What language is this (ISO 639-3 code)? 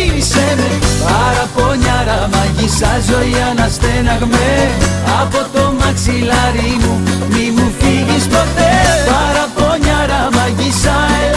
ell